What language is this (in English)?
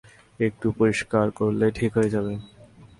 Bangla